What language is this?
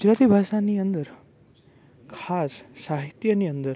Gujarati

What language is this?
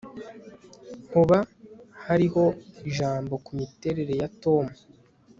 Kinyarwanda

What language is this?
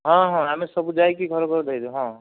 Odia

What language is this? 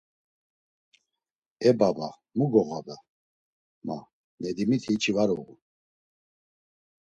Laz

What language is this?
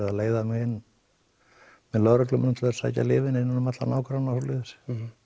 Icelandic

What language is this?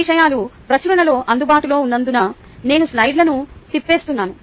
Telugu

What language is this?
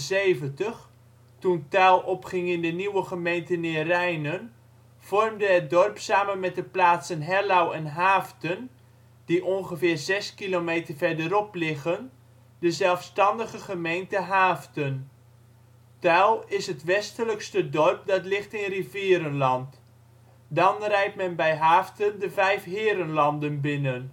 Dutch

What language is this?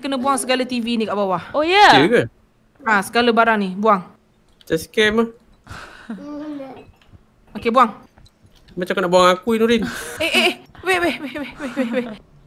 Malay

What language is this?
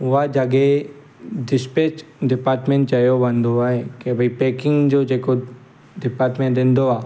Sindhi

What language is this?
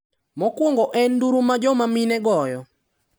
Luo (Kenya and Tanzania)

